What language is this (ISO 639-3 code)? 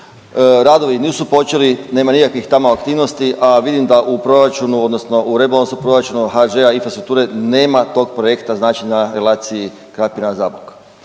hrv